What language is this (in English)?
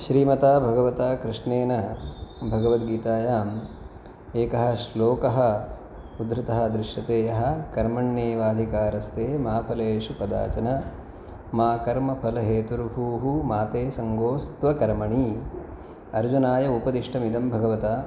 Sanskrit